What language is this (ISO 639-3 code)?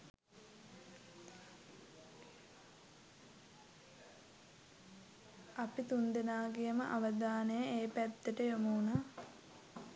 sin